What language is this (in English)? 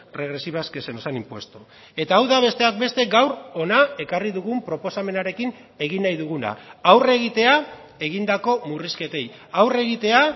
Basque